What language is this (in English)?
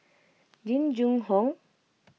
English